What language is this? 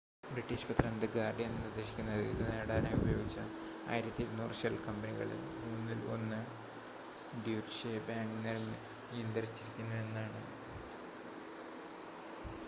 Malayalam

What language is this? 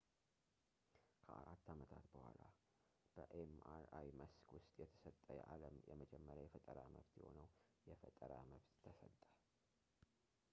Amharic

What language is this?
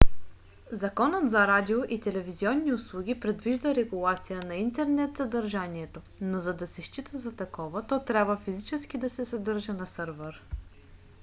Bulgarian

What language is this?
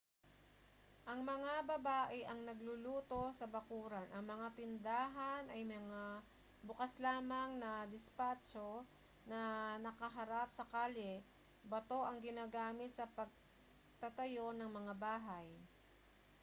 Filipino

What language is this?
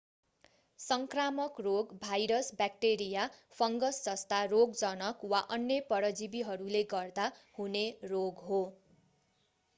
Nepali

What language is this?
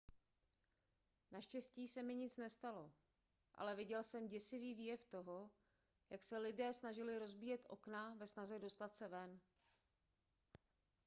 Czech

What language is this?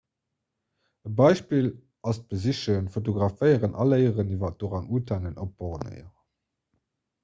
Luxembourgish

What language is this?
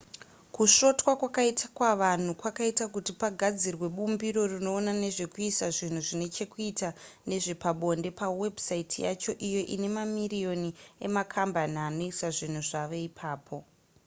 Shona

